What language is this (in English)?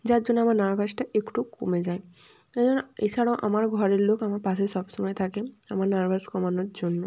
Bangla